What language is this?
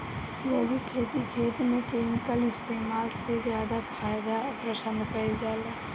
Bhojpuri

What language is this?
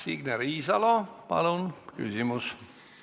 Estonian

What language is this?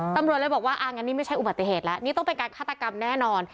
Thai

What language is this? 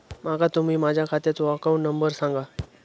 Marathi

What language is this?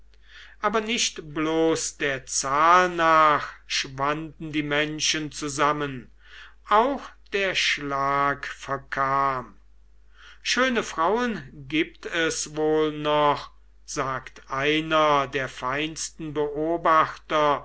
German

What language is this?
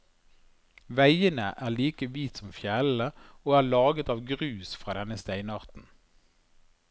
Norwegian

